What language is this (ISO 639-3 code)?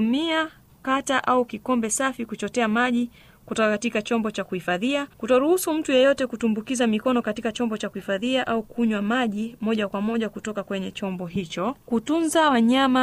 swa